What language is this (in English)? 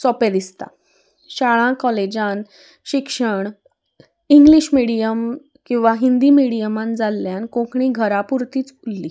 Konkani